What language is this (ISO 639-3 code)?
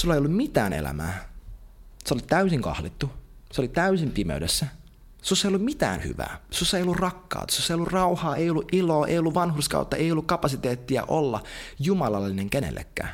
fin